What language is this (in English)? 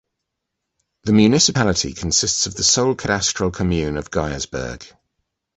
English